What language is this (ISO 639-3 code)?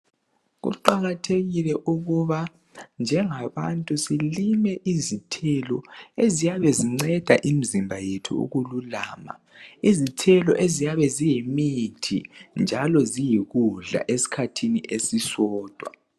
nde